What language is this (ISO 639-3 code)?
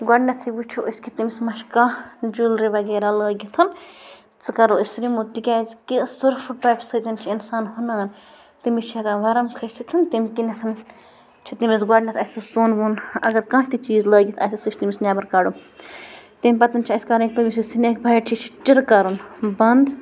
kas